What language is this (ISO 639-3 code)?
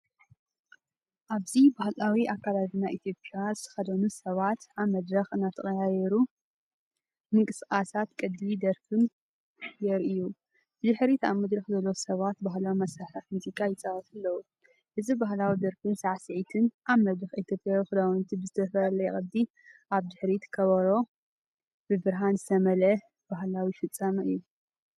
tir